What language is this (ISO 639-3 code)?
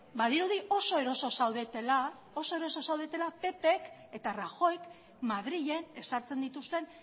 eus